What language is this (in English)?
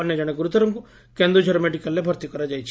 Odia